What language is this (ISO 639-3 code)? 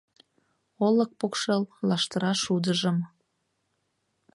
chm